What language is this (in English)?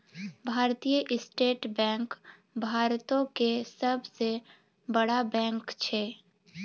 Maithili